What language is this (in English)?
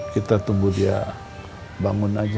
Indonesian